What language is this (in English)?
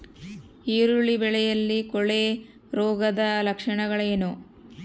Kannada